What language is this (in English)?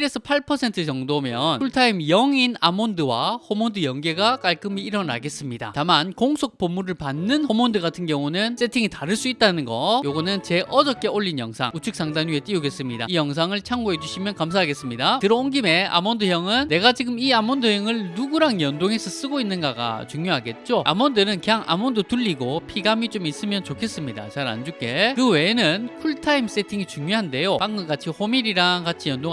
Korean